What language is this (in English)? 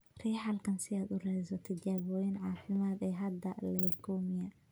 Somali